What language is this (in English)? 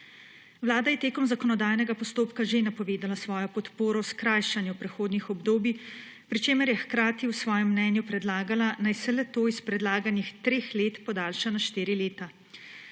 Slovenian